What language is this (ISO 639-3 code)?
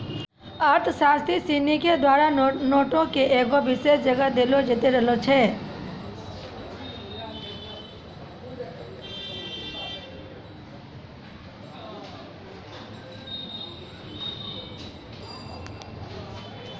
mai